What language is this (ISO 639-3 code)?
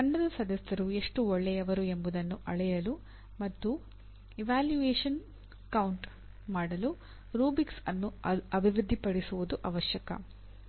kan